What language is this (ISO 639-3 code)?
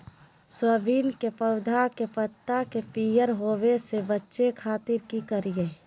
mag